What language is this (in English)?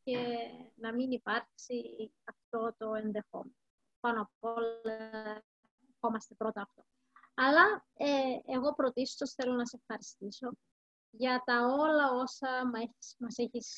Greek